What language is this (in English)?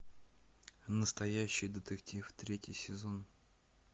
Russian